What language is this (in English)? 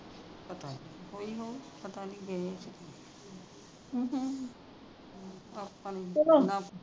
Punjabi